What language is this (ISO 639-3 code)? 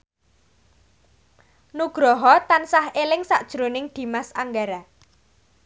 jav